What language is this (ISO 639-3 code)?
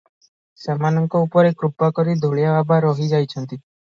ori